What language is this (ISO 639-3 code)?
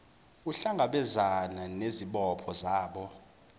zul